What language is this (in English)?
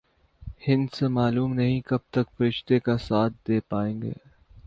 Urdu